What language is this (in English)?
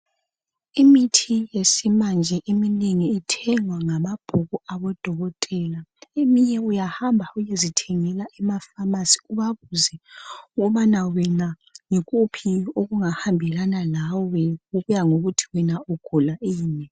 North Ndebele